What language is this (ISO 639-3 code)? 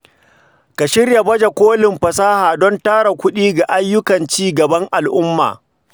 hau